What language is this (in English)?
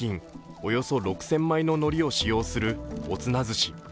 Japanese